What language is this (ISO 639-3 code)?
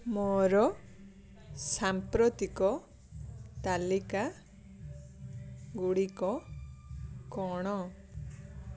ori